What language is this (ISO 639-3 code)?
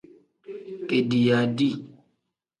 kdh